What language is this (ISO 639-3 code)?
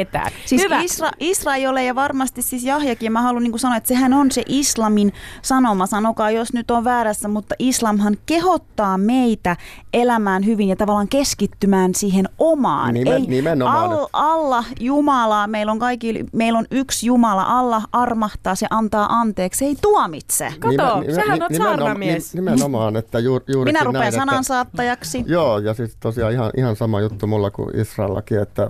fin